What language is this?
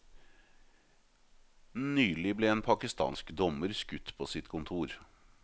Norwegian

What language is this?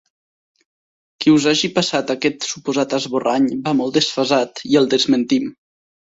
Catalan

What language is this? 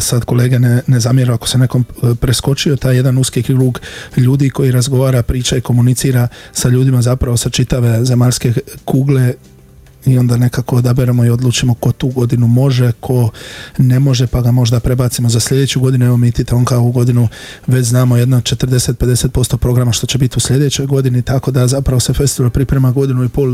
Croatian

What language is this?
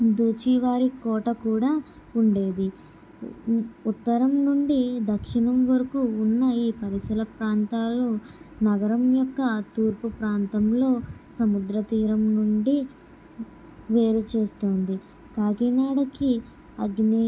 Telugu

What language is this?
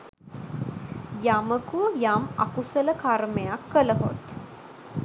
Sinhala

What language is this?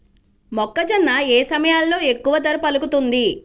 Telugu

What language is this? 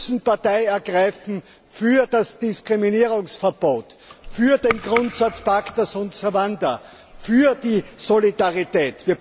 German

